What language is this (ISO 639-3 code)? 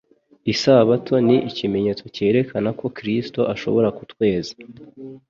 kin